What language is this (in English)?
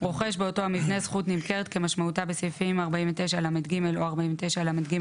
Hebrew